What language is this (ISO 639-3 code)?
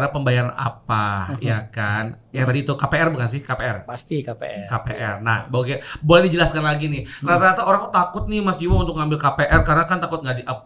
ind